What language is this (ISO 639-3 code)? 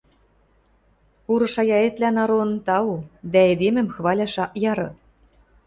mrj